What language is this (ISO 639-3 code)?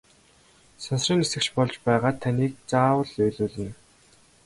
mon